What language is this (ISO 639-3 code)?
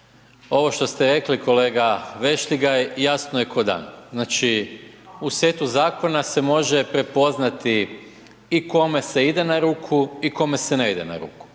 hrv